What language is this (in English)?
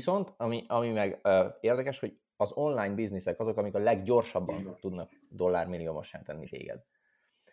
Hungarian